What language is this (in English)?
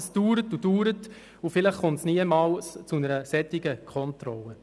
Swiss German